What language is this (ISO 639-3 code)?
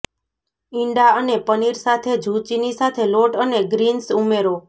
guj